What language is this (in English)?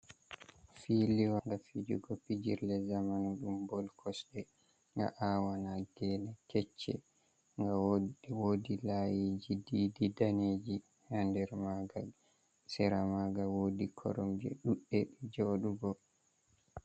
Fula